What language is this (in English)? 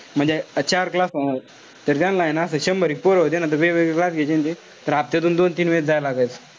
Marathi